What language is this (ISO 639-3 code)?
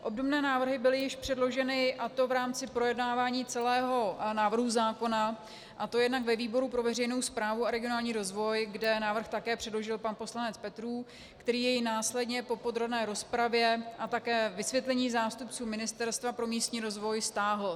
ces